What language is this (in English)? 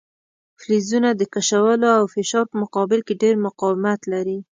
Pashto